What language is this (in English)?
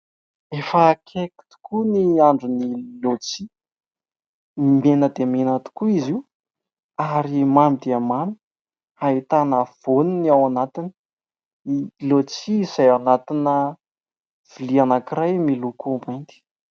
Malagasy